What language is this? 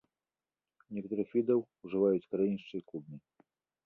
Belarusian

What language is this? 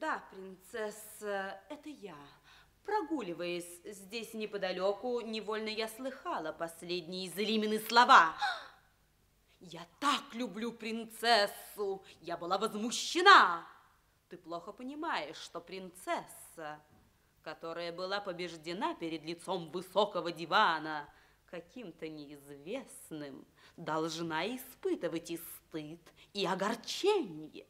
Russian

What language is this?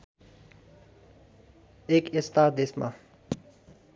Nepali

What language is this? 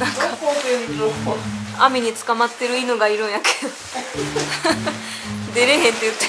Japanese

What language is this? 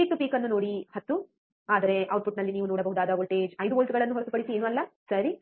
Kannada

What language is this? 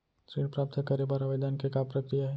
Chhattisgarhi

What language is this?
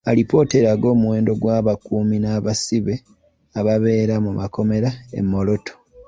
Ganda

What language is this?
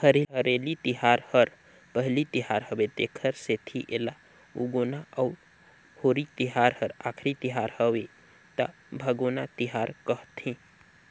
Chhattisgarhi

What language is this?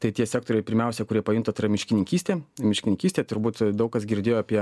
Lithuanian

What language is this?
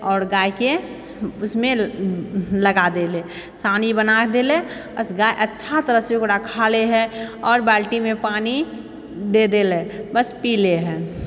Maithili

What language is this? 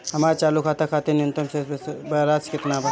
Bhojpuri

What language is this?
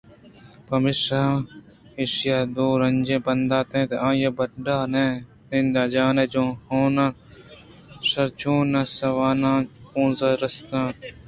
Eastern Balochi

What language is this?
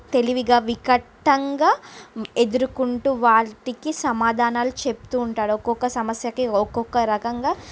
Telugu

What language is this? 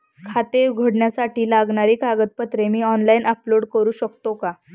Marathi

